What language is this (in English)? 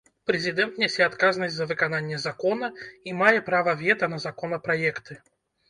Belarusian